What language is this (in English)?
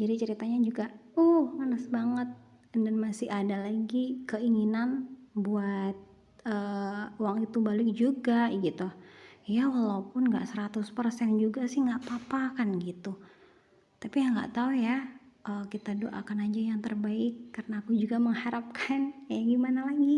Indonesian